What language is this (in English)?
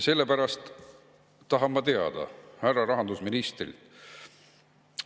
Estonian